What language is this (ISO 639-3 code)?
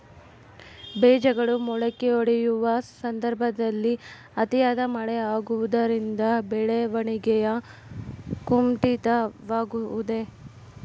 kan